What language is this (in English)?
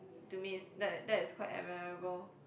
English